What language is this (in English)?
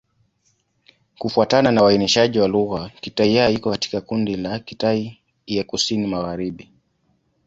Swahili